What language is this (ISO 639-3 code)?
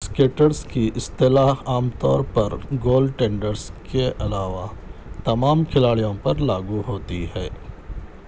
urd